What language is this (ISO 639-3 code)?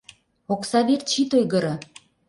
chm